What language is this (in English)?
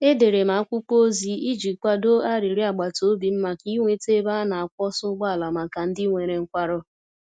Igbo